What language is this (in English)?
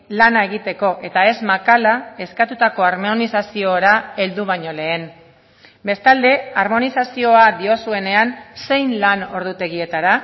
Basque